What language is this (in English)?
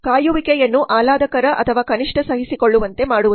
Kannada